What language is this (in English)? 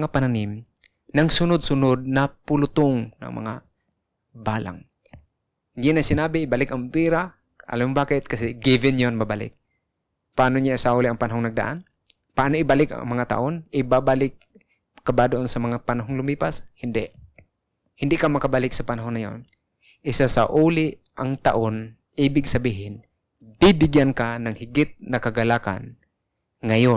Filipino